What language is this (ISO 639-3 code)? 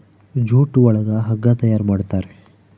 kan